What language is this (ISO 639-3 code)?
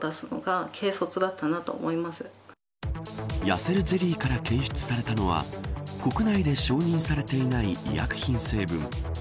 jpn